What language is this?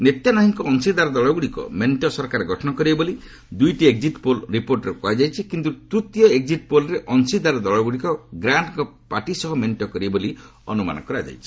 Odia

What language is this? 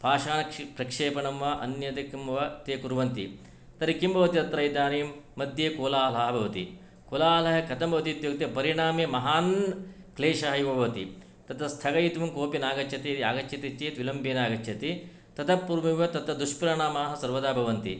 Sanskrit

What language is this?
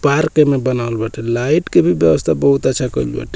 Bhojpuri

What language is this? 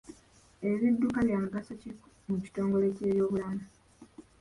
Ganda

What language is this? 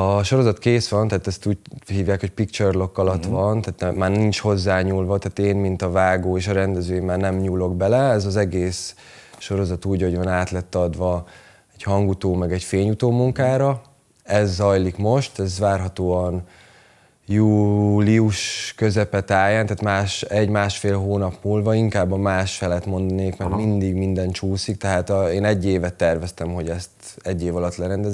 Hungarian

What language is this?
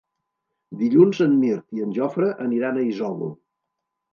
Catalan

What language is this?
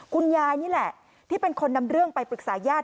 Thai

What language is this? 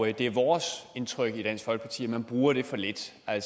Danish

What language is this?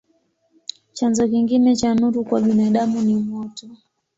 Swahili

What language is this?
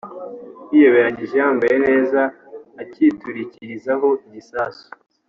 Kinyarwanda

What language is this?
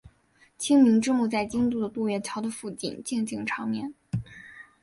Chinese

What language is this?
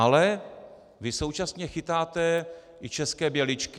Czech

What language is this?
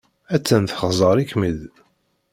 Kabyle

